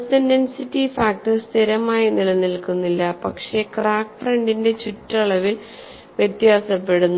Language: Malayalam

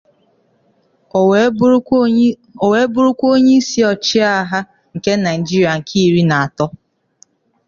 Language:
Igbo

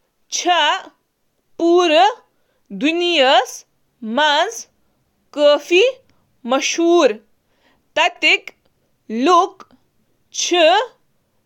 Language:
Kashmiri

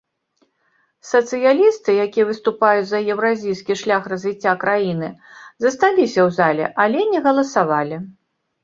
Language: Belarusian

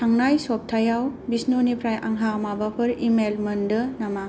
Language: Bodo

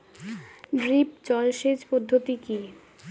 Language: Bangla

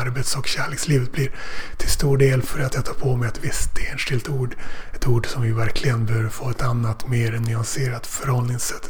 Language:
Swedish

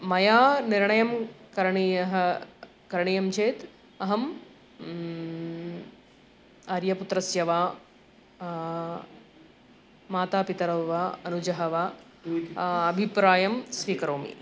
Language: Sanskrit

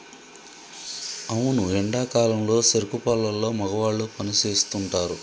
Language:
Telugu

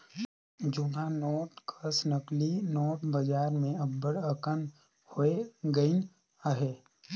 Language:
Chhattisgarhi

